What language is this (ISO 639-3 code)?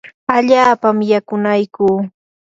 qur